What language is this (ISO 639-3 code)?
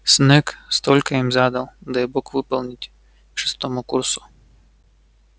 rus